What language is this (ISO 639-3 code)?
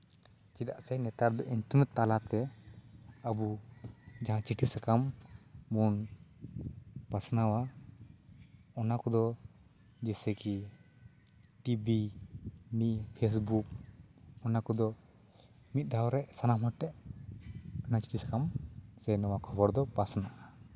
sat